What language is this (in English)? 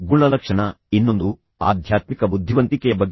Kannada